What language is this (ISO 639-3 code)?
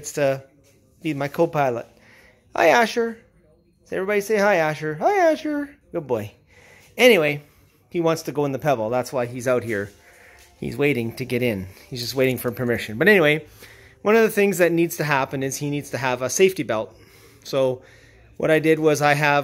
eng